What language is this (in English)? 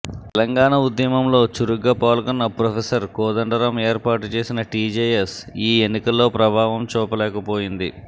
Telugu